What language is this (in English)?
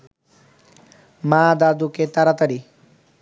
Bangla